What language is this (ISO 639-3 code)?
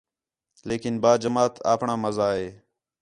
xhe